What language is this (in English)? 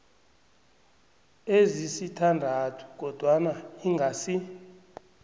South Ndebele